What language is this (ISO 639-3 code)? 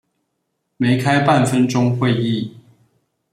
zho